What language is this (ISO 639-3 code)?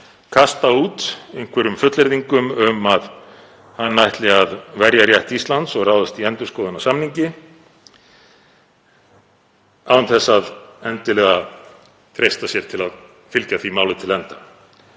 isl